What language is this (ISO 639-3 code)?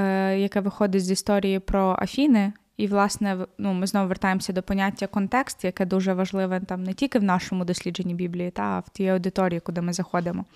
ukr